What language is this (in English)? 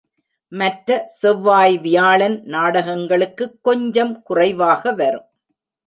Tamil